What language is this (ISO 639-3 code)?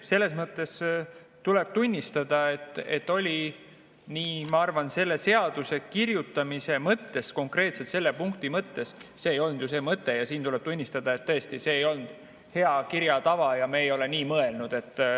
est